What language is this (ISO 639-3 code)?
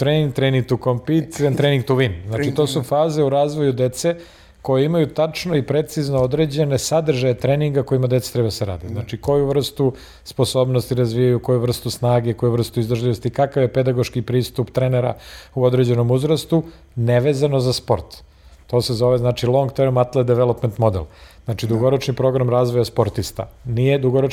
hrv